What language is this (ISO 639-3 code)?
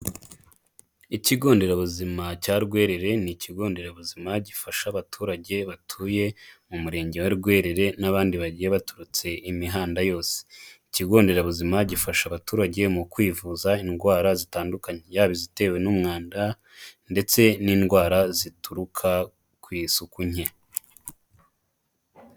kin